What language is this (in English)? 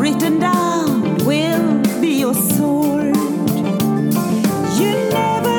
Swedish